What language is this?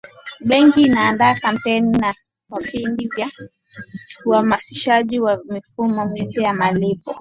Swahili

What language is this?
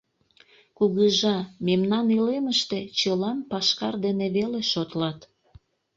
Mari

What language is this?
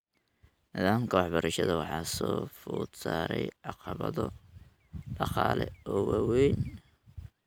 Somali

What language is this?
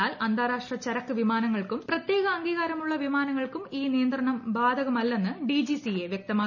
Malayalam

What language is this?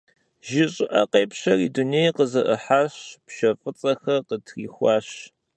Kabardian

